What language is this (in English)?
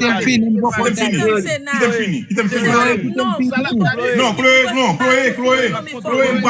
French